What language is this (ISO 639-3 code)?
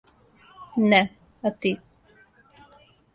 srp